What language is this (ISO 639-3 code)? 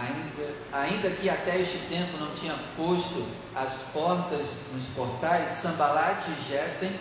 por